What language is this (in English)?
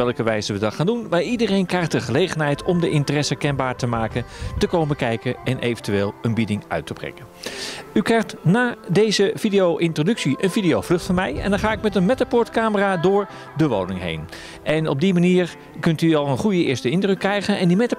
Dutch